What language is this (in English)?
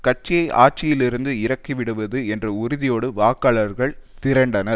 Tamil